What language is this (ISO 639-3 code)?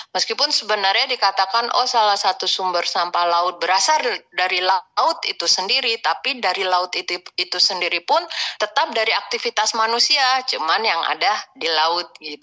ind